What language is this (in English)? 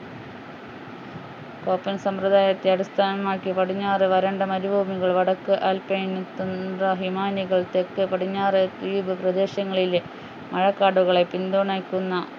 Malayalam